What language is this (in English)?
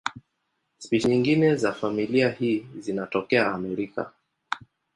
Swahili